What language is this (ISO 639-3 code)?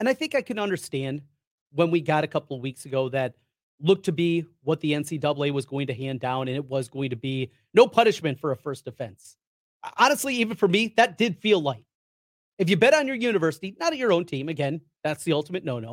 eng